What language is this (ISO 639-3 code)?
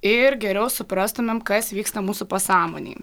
lit